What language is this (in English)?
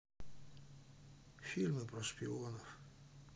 Russian